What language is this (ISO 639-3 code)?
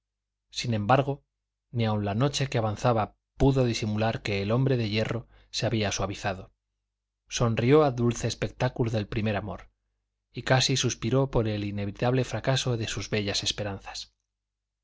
spa